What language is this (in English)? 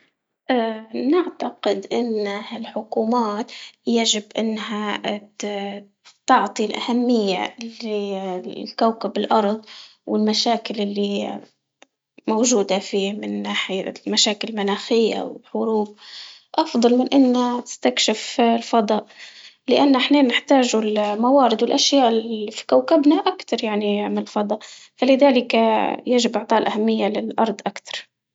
Libyan Arabic